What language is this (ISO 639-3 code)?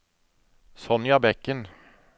nor